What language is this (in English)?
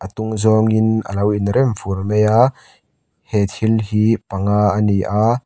Mizo